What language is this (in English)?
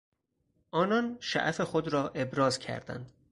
Persian